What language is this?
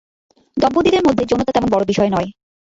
Bangla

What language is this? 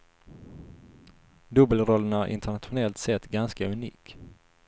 Swedish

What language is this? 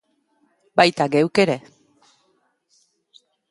Basque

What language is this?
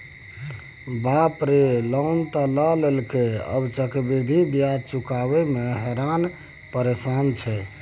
Maithili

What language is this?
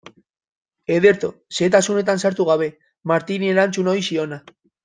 Basque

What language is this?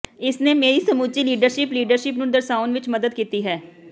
Punjabi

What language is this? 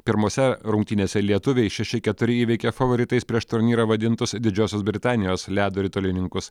Lithuanian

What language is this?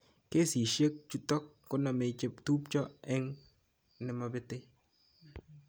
Kalenjin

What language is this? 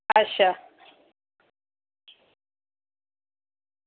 Dogri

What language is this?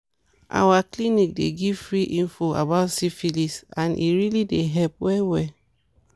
Nigerian Pidgin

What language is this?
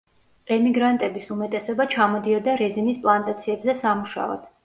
Georgian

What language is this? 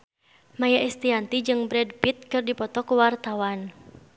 Sundanese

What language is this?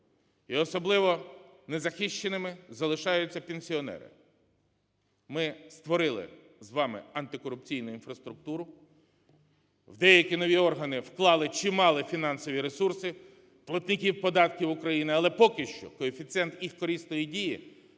Ukrainian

